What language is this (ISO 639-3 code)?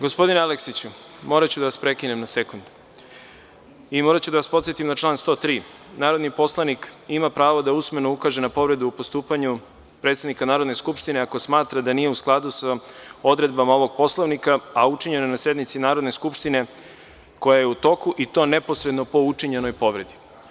srp